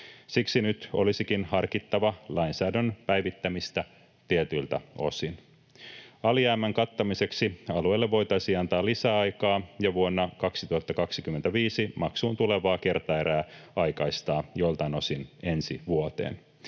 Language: Finnish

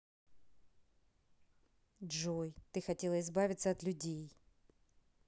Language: Russian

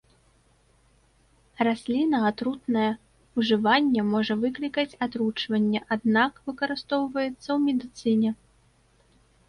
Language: Belarusian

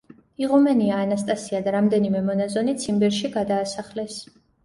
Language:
Georgian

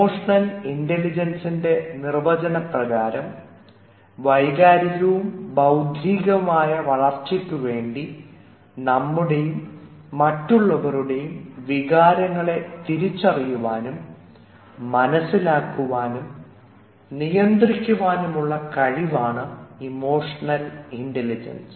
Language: Malayalam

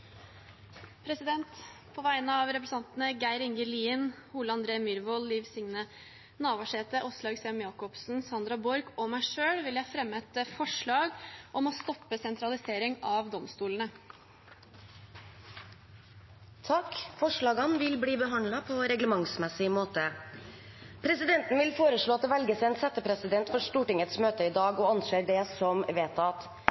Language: Norwegian Bokmål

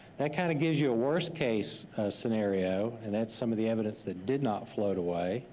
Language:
English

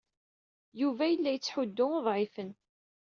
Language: Kabyle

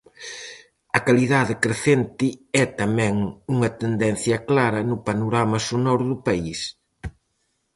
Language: Galician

